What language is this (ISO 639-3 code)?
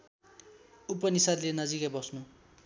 nep